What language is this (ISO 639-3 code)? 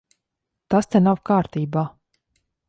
lav